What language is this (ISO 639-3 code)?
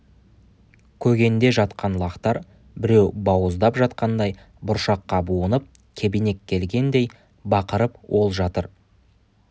kaz